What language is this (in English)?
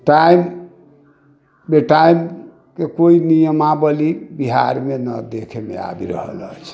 Maithili